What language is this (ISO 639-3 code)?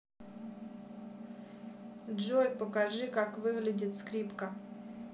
rus